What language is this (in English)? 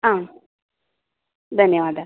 Sanskrit